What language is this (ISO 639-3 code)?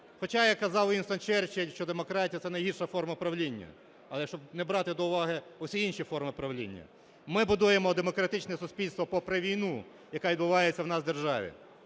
ukr